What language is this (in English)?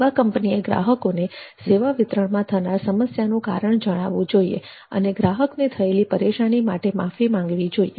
Gujarati